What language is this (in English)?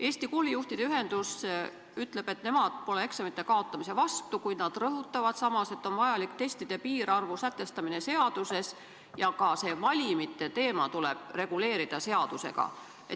Estonian